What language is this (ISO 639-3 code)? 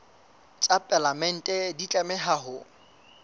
sot